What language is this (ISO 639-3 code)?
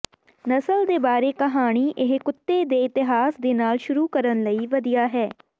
pan